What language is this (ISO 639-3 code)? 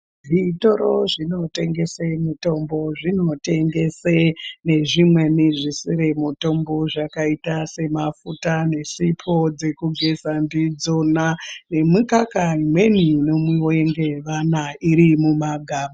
ndc